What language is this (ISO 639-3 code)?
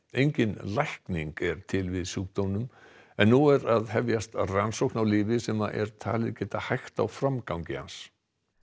isl